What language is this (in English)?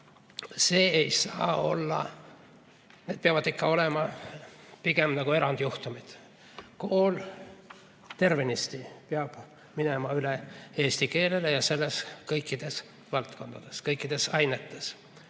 Estonian